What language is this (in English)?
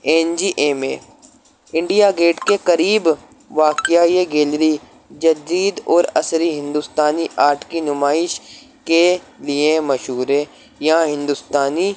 Urdu